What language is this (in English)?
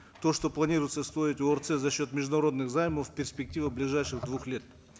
Kazakh